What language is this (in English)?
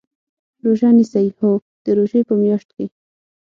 Pashto